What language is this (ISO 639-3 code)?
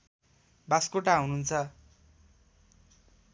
nep